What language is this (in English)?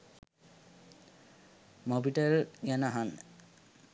Sinhala